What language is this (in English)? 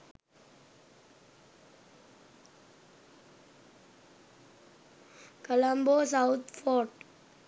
Sinhala